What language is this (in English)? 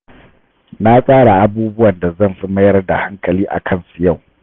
Hausa